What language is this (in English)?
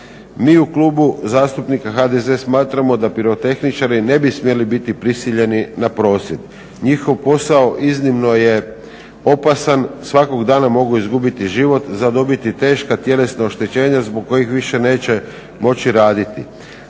Croatian